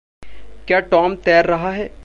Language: Hindi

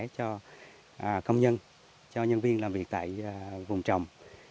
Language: Vietnamese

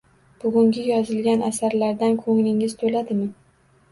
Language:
Uzbek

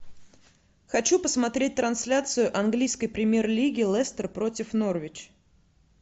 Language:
Russian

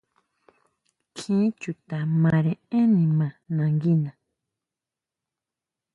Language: Huautla Mazatec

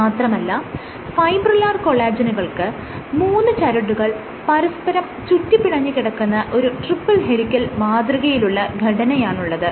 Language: Malayalam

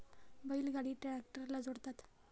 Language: Marathi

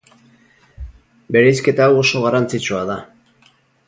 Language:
Basque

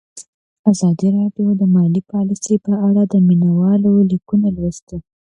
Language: Pashto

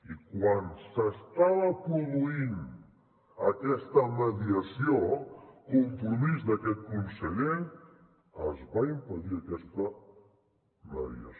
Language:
Catalan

